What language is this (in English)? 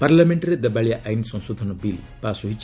Odia